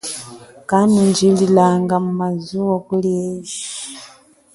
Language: Chokwe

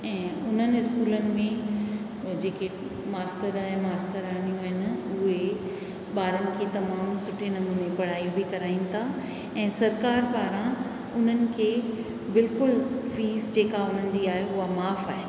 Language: Sindhi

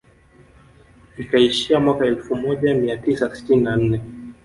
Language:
Swahili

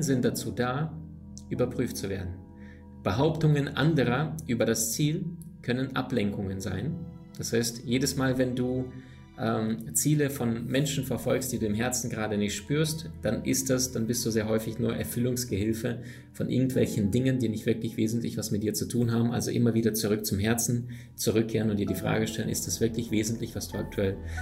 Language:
German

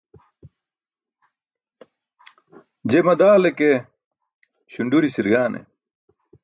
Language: Burushaski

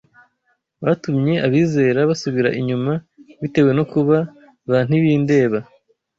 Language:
Kinyarwanda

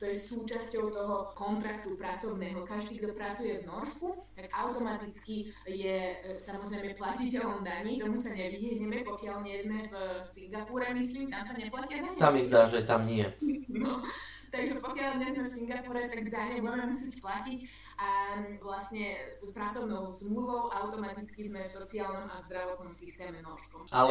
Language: Slovak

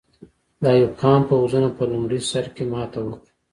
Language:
Pashto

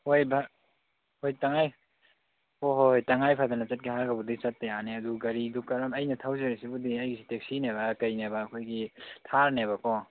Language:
Manipuri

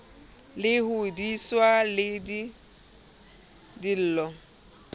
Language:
Southern Sotho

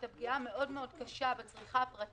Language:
Hebrew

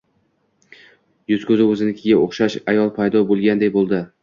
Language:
Uzbek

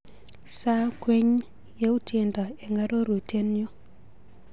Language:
Kalenjin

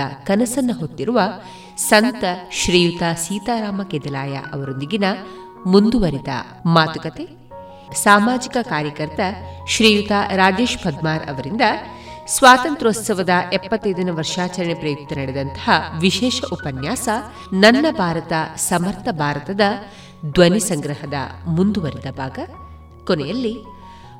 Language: Kannada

